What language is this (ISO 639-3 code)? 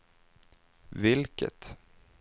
swe